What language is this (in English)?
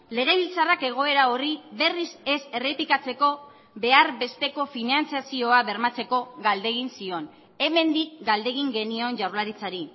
Basque